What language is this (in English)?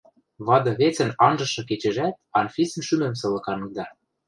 Western Mari